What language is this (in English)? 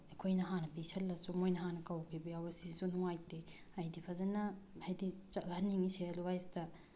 Manipuri